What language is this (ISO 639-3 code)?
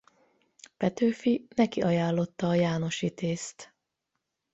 hun